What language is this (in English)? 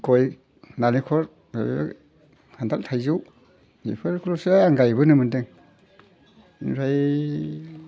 Bodo